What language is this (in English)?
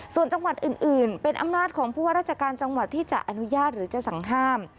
Thai